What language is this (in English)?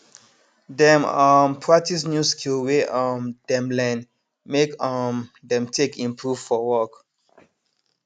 Nigerian Pidgin